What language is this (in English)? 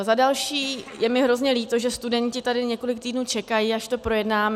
Czech